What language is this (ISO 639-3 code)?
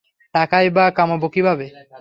ben